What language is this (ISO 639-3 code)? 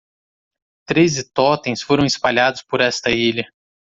por